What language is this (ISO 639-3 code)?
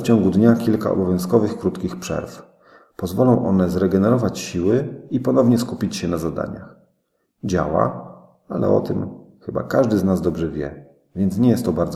pol